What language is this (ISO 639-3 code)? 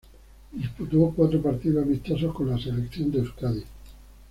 spa